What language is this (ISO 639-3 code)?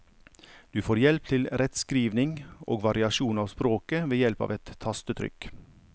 nor